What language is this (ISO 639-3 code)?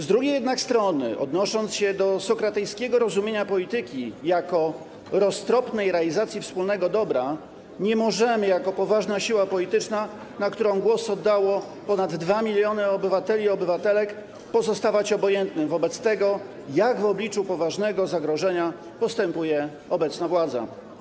pol